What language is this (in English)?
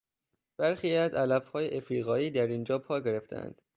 Persian